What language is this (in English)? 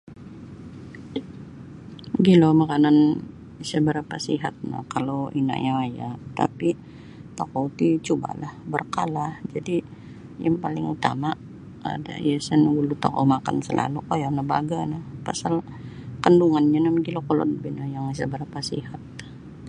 Sabah Bisaya